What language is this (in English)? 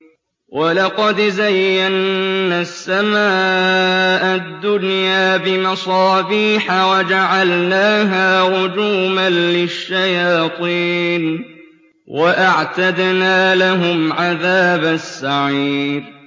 Arabic